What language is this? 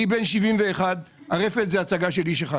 Hebrew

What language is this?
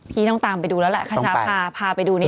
Thai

